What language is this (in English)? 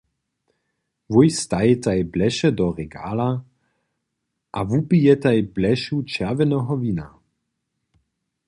Upper Sorbian